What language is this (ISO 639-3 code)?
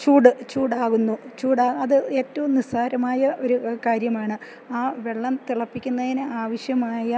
mal